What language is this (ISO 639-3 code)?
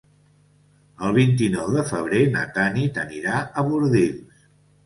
cat